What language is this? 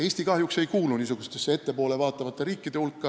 Estonian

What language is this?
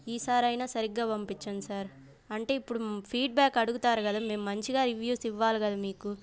Telugu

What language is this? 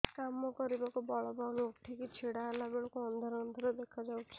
Odia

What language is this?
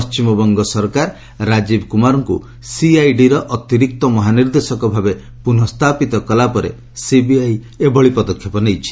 Odia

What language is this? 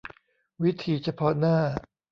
Thai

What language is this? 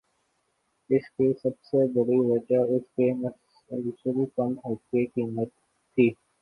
Urdu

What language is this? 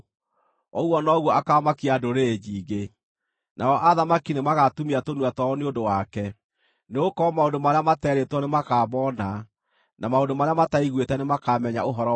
Kikuyu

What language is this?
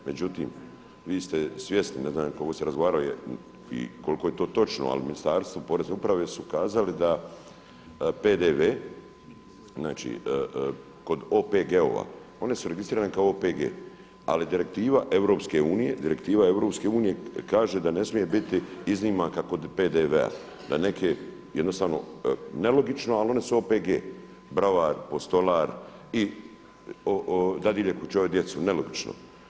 Croatian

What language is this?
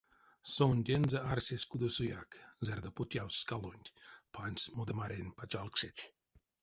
Erzya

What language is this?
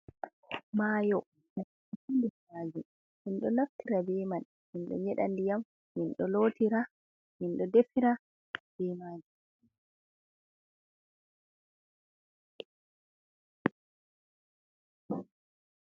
Fula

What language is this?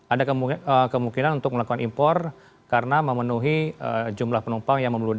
Indonesian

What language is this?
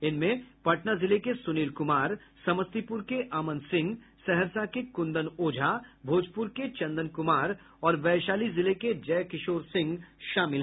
Hindi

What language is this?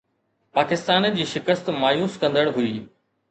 Sindhi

